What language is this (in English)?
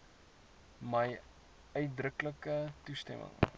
Afrikaans